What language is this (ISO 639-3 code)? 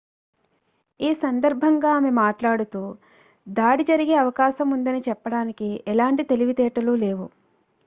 tel